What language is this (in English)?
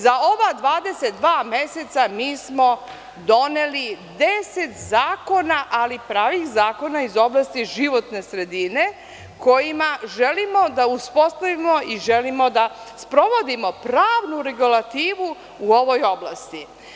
Serbian